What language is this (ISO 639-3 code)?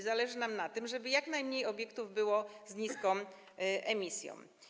pol